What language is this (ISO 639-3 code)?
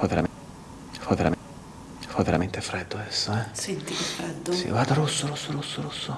ita